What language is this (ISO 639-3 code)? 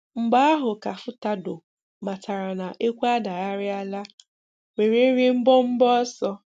ibo